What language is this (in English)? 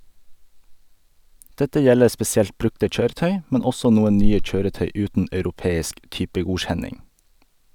Norwegian